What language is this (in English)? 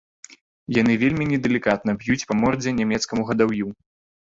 Belarusian